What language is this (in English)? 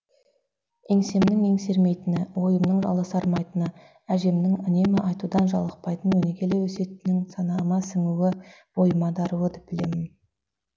Kazakh